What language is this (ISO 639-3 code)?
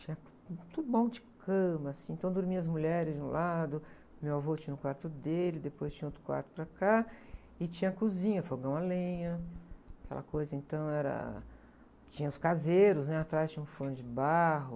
por